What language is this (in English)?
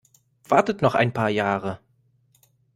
German